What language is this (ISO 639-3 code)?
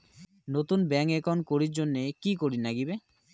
ben